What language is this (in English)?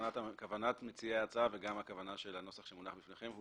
Hebrew